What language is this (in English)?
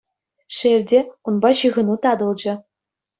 Chuvash